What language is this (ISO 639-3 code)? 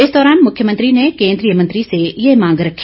hin